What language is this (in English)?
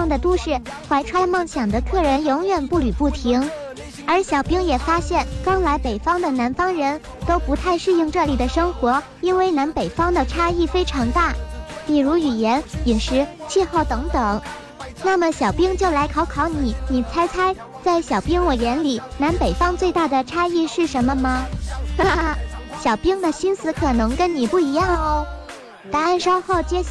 Chinese